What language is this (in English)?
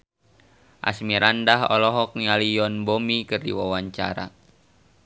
Sundanese